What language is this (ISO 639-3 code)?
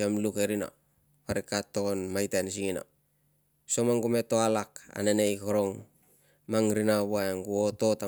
lcm